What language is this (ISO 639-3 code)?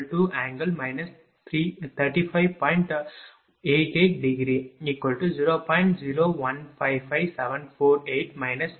tam